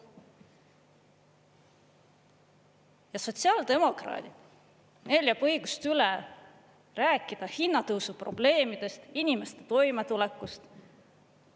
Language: Estonian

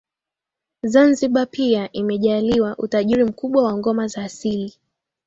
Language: Swahili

